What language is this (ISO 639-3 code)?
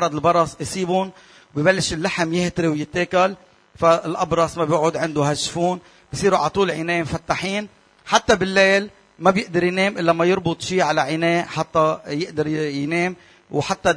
ara